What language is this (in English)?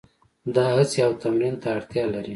Pashto